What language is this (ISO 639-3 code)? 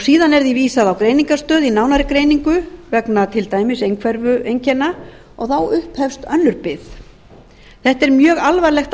isl